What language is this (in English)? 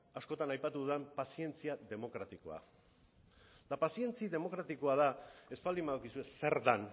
Basque